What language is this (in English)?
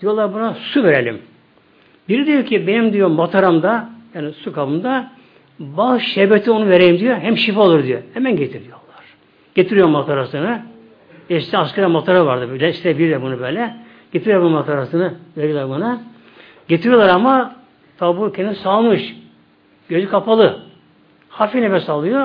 Turkish